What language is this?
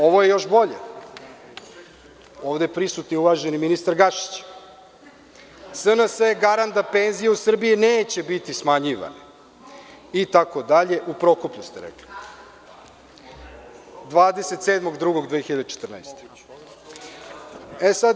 Serbian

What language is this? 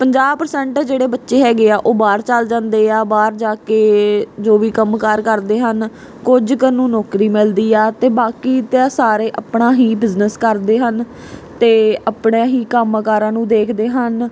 Punjabi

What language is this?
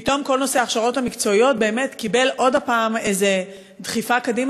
Hebrew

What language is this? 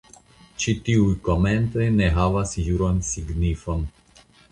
Esperanto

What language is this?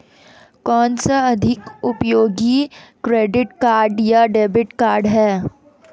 Hindi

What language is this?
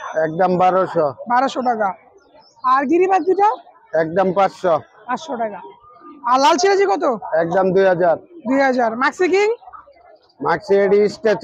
Bangla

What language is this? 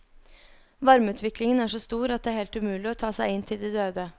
Norwegian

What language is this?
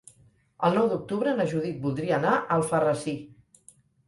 Catalan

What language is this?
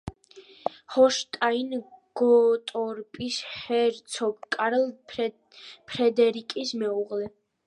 Georgian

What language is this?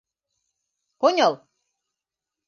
Bashkir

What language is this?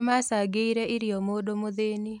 Kikuyu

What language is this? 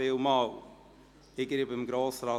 Swiss German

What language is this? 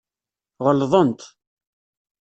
Kabyle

